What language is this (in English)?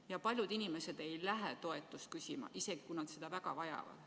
Estonian